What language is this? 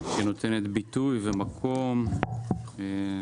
Hebrew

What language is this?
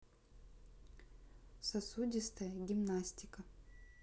Russian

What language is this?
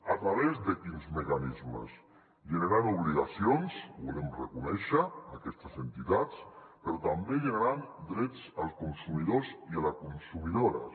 Catalan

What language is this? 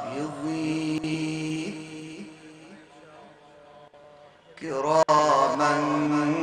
Arabic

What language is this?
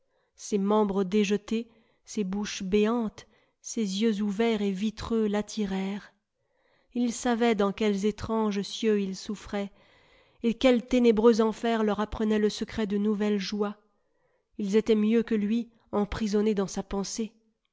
French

